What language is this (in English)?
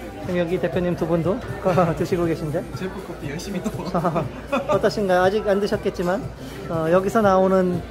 Korean